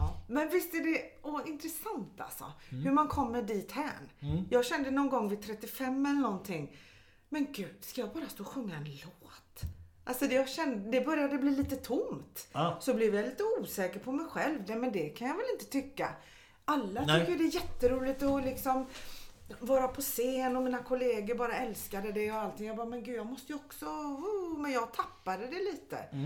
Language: Swedish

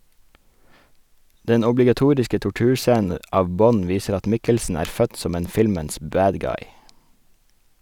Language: Norwegian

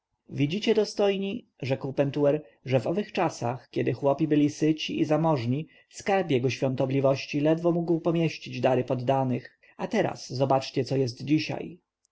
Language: Polish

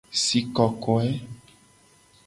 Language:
Gen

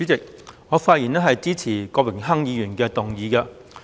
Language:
Cantonese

